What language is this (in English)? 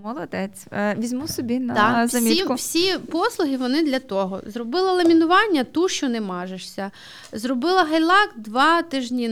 Ukrainian